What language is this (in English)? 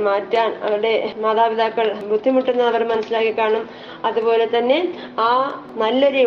Malayalam